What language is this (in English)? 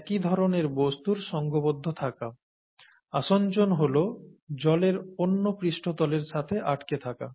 Bangla